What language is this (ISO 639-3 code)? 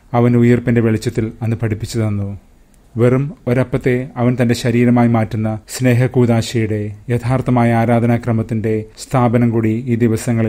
mal